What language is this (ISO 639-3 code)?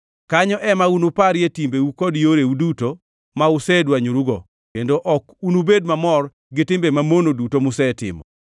luo